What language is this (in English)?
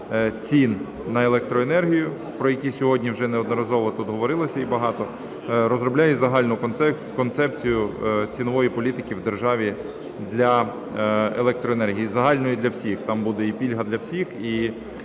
Ukrainian